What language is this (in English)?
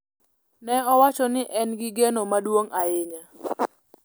Luo (Kenya and Tanzania)